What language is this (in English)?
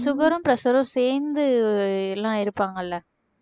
Tamil